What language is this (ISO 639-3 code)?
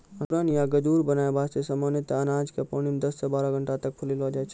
mai